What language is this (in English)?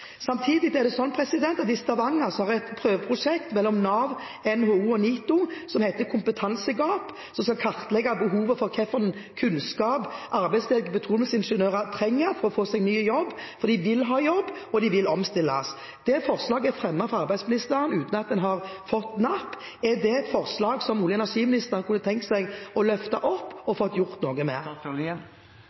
Norwegian Bokmål